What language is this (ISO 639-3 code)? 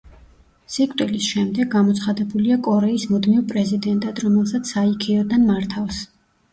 kat